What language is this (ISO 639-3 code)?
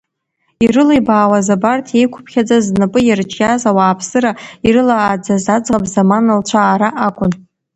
abk